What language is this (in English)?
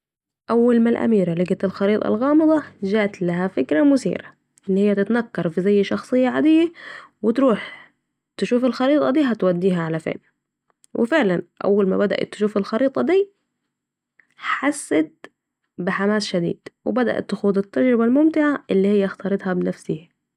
Saidi Arabic